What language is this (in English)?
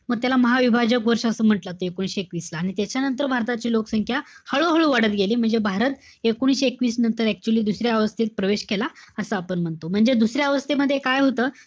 Marathi